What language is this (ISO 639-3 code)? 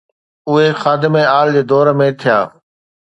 snd